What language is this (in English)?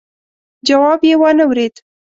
Pashto